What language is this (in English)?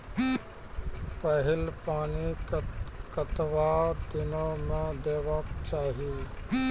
Maithili